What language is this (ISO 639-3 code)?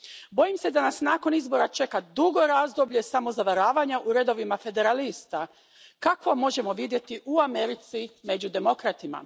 hrv